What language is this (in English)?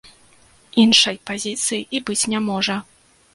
Belarusian